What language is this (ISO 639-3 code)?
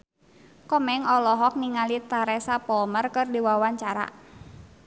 sun